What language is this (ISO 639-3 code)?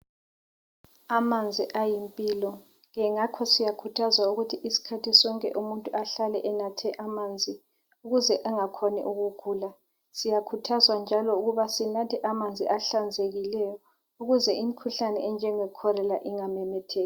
nde